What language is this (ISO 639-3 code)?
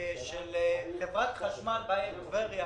heb